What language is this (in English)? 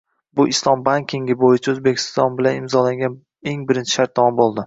Uzbek